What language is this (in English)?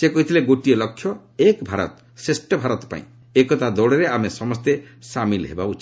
Odia